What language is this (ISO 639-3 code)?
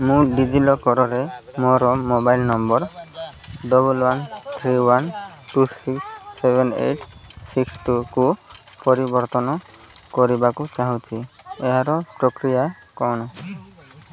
ori